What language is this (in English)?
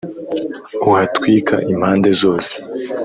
Kinyarwanda